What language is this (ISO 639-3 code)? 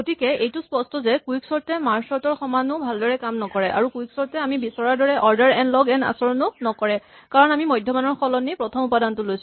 asm